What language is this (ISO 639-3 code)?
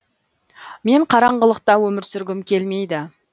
kaz